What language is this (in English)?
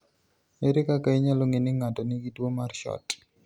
Luo (Kenya and Tanzania)